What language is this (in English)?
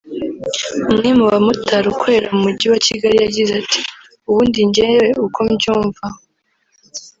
Kinyarwanda